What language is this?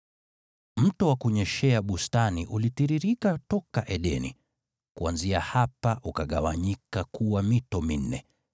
Swahili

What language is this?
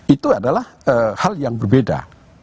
Indonesian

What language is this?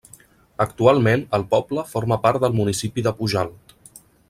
Catalan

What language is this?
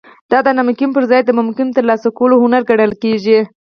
Pashto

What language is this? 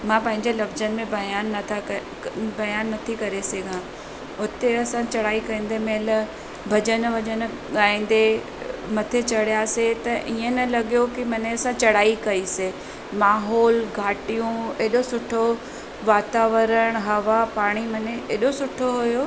Sindhi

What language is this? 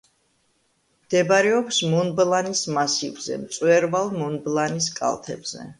Georgian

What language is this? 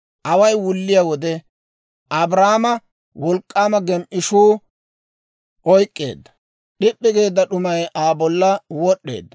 Dawro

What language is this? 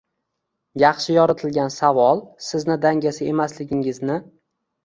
Uzbek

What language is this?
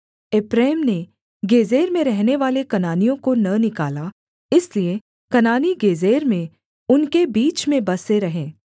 Hindi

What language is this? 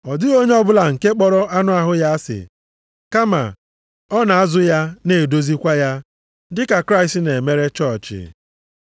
Igbo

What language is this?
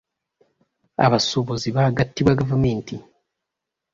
Ganda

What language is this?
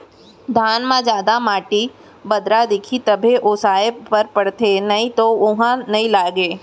Chhattisgarhi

